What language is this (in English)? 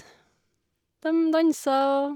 Norwegian